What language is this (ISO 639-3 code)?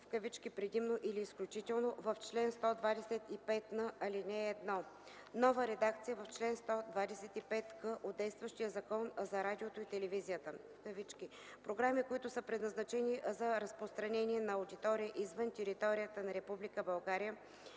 bul